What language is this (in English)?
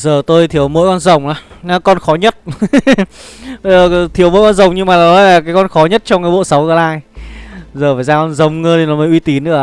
Vietnamese